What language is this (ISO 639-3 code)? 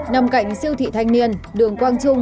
vie